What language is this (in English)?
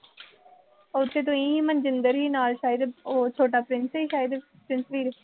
Punjabi